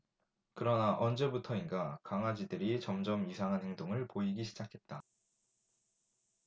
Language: Korean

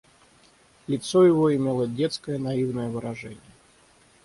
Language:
Russian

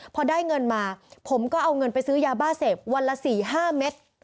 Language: Thai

